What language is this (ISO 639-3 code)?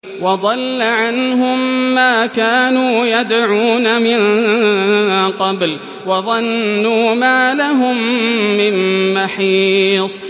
ara